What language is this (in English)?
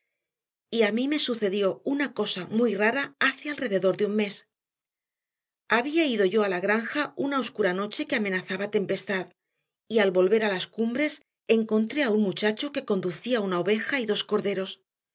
Spanish